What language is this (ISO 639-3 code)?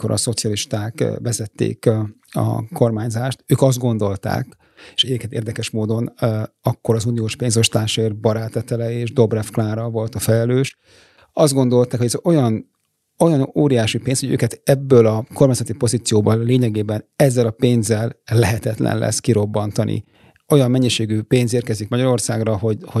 hun